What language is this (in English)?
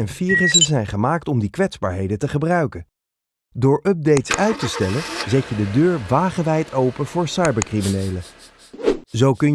Dutch